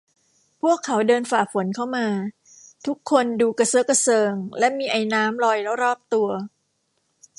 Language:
Thai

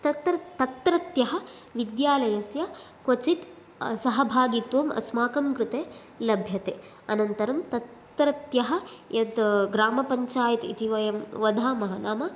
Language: Sanskrit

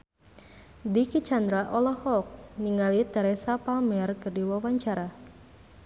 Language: Sundanese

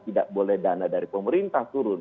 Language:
Indonesian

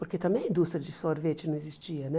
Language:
Portuguese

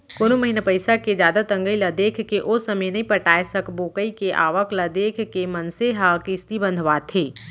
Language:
Chhattisgarhi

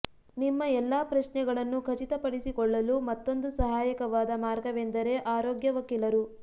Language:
Kannada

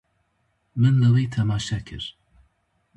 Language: Kurdish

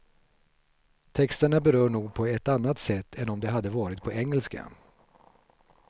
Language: Swedish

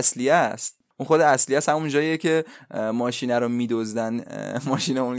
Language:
Persian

